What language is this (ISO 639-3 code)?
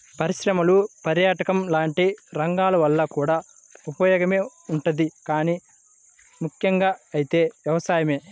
tel